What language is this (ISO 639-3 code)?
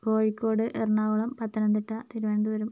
mal